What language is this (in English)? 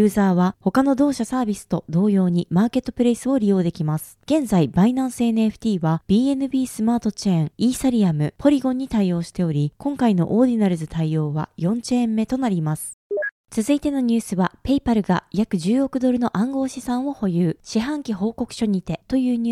Japanese